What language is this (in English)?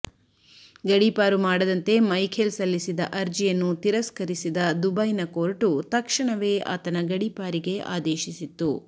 Kannada